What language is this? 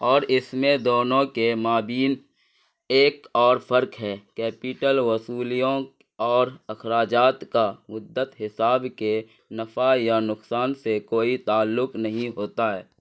Urdu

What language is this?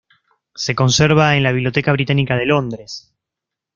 Spanish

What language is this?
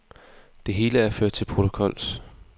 Danish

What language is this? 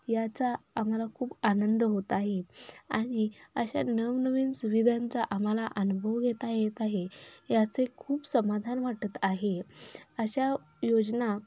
Marathi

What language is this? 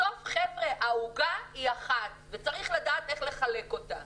Hebrew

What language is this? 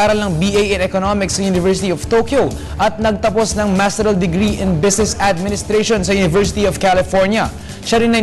Filipino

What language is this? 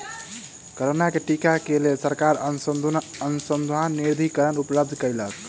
Maithili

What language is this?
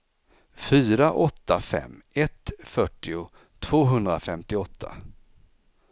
Swedish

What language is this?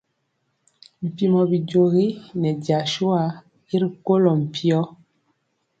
Mpiemo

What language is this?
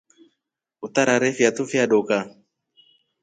Rombo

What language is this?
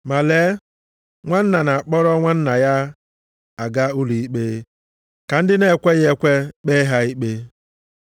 Igbo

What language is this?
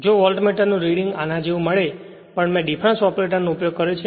Gujarati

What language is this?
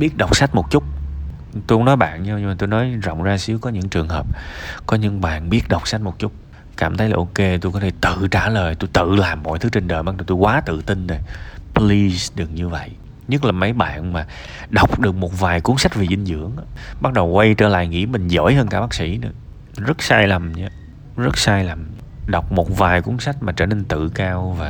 Vietnamese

